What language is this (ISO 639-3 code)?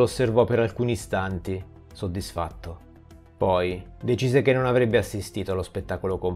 ita